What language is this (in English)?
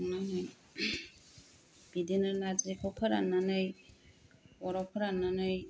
Bodo